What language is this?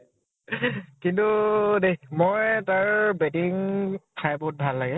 Assamese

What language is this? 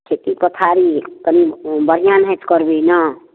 Maithili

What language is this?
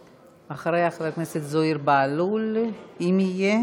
Hebrew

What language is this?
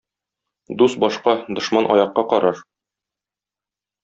Tatar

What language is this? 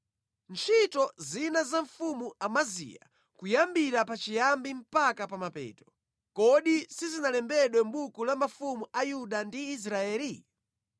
Nyanja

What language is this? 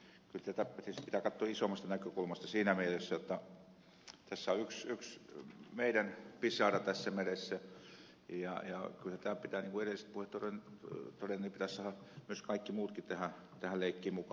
Finnish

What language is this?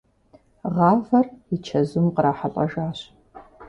Kabardian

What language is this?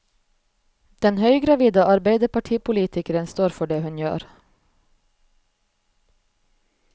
Norwegian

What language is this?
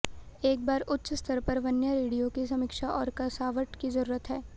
Hindi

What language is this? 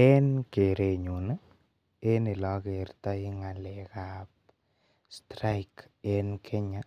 Kalenjin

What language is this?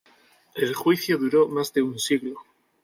Spanish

